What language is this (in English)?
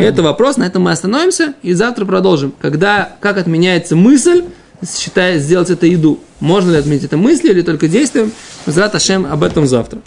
Russian